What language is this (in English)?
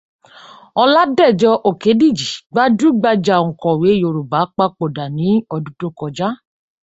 Yoruba